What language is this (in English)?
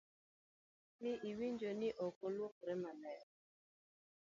Luo (Kenya and Tanzania)